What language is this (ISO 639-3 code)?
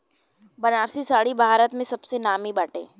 bho